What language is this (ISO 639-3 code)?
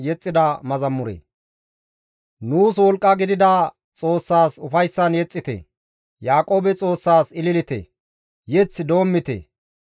gmv